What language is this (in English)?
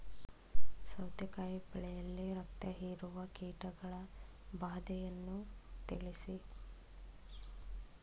Kannada